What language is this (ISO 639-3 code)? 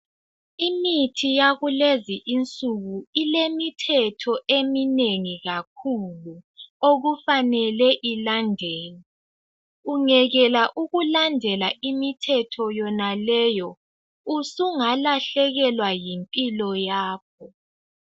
nde